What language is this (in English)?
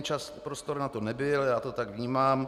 Czech